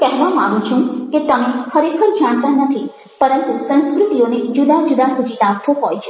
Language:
Gujarati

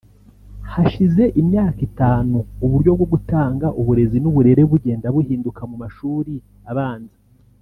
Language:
Kinyarwanda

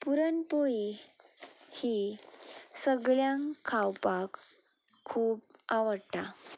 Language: Konkani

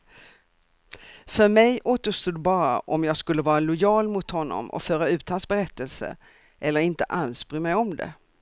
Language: Swedish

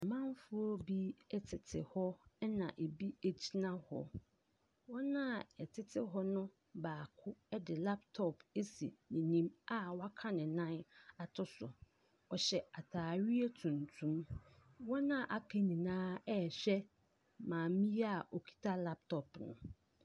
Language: Akan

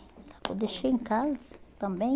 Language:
Portuguese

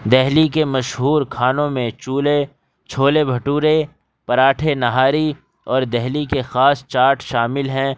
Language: Urdu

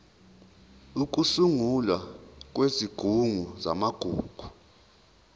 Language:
Zulu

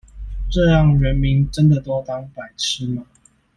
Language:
Chinese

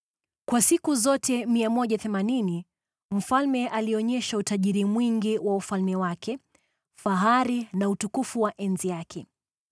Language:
Swahili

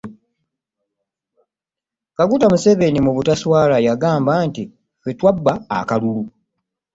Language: Ganda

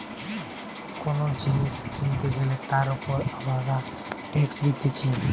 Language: Bangla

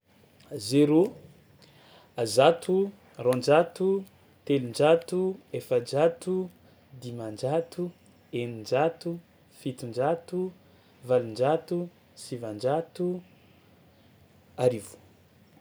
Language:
Tsimihety Malagasy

